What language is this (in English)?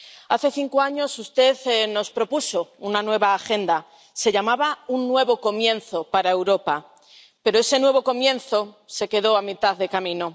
Spanish